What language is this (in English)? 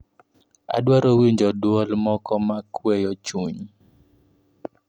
Luo (Kenya and Tanzania)